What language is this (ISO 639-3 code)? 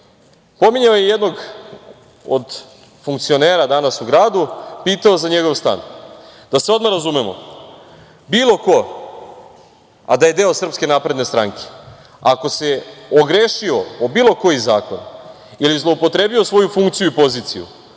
srp